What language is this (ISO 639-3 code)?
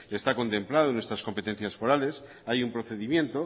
spa